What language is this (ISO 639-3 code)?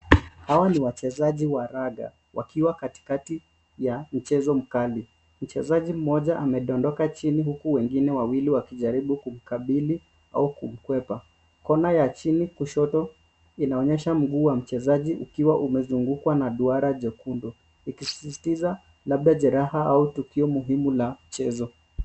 swa